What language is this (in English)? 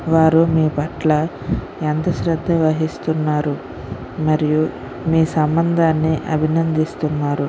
Telugu